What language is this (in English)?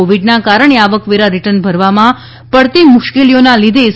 Gujarati